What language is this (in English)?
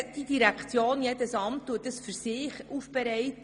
Swiss German